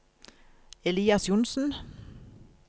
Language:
Norwegian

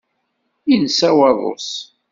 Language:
Kabyle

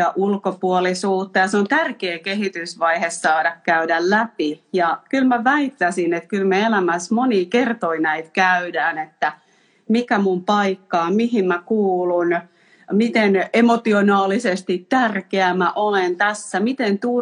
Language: Finnish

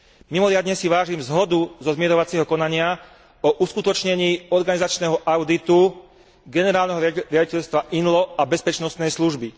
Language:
Slovak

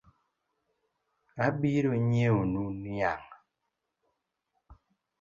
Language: Luo (Kenya and Tanzania)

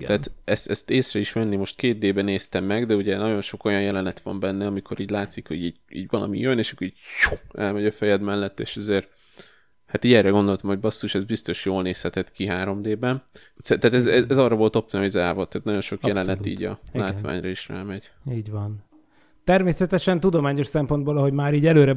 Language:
Hungarian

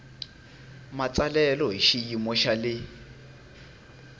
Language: Tsonga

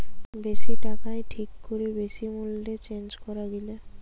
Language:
Bangla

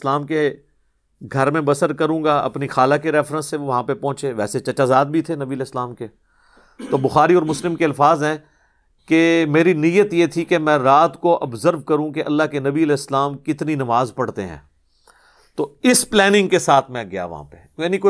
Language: Urdu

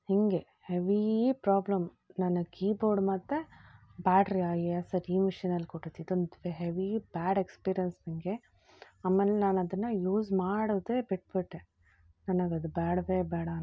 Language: Kannada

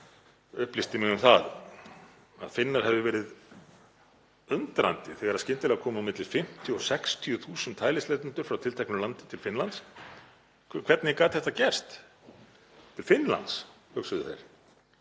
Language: Icelandic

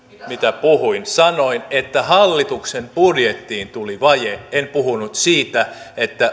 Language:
Finnish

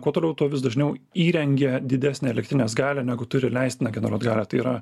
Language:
Lithuanian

